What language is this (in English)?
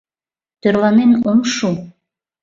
Mari